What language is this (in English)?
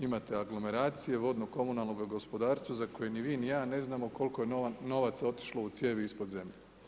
Croatian